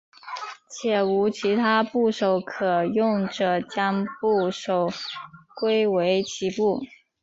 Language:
Chinese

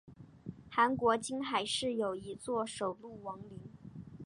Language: Chinese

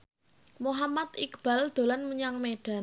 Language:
Javanese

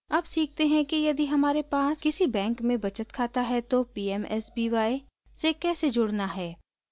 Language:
Hindi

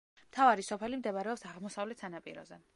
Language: Georgian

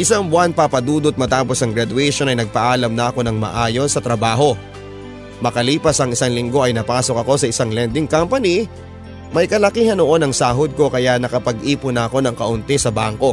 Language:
Filipino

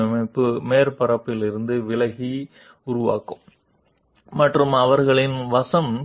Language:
Telugu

